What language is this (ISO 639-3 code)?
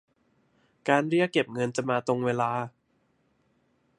tha